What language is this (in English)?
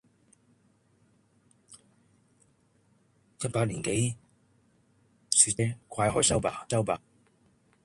Cantonese